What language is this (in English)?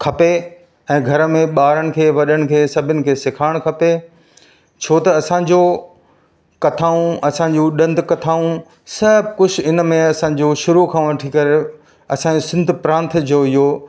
Sindhi